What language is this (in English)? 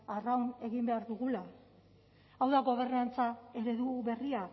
Basque